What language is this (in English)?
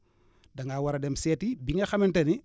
Wolof